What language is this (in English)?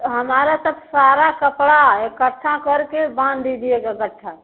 Hindi